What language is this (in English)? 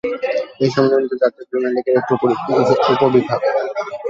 Bangla